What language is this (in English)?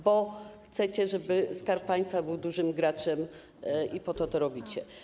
Polish